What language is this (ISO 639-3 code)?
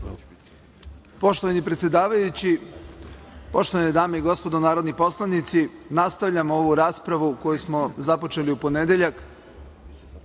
srp